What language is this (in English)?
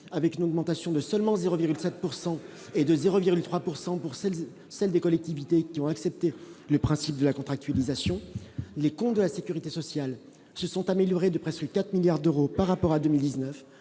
French